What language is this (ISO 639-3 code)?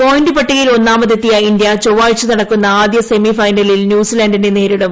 mal